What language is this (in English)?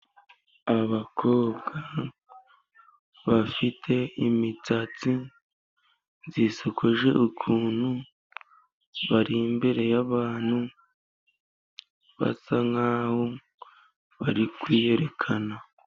Kinyarwanda